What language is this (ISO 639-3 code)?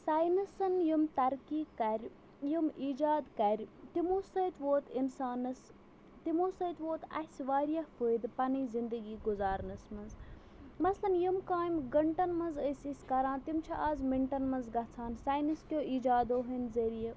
kas